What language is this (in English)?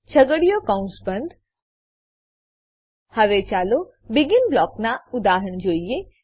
Gujarati